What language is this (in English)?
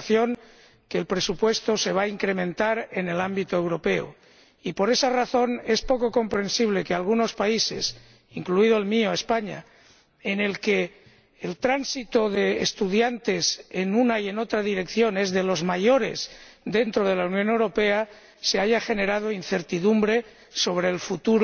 Spanish